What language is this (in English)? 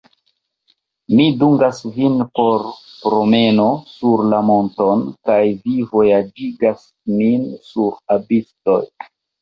Esperanto